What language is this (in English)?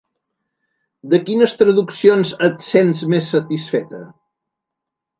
Catalan